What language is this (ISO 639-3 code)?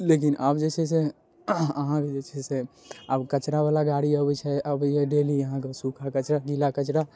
mai